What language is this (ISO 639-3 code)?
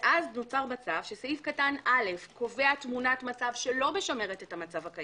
heb